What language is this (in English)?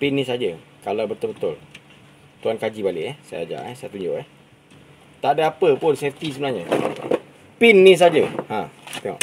Malay